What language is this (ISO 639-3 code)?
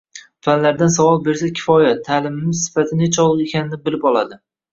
uzb